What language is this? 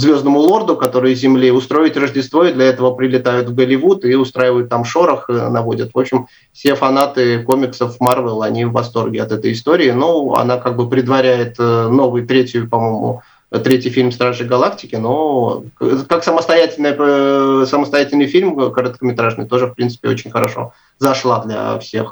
Russian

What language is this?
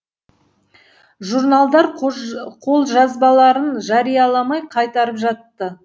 Kazakh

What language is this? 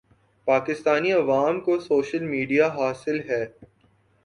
Urdu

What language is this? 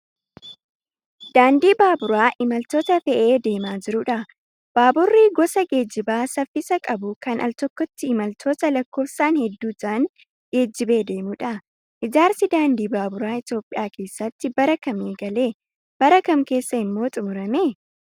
Oromo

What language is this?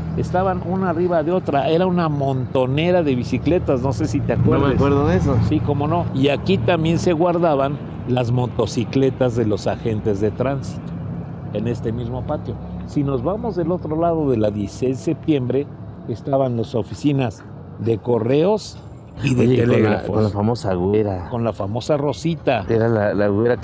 Spanish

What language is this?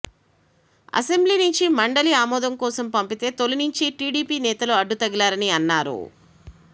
Telugu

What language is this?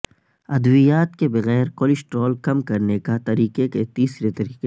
Urdu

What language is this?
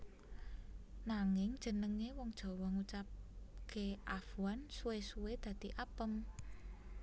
Javanese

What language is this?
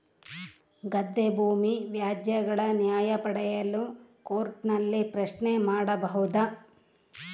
Kannada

